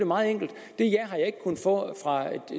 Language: Danish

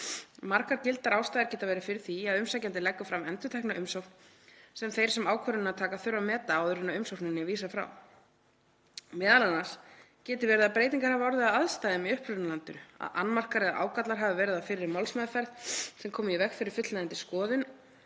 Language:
Icelandic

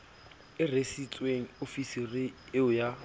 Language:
Southern Sotho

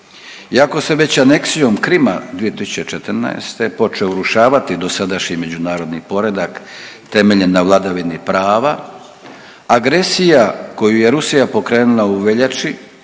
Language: Croatian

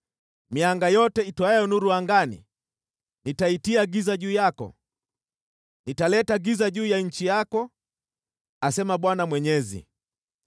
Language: Swahili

